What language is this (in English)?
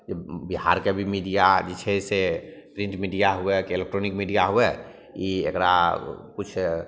Maithili